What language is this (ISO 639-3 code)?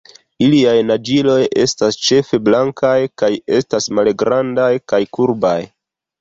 epo